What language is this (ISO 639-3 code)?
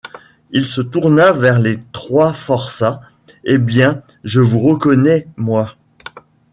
fra